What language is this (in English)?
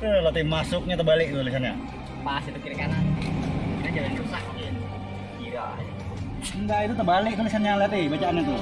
Indonesian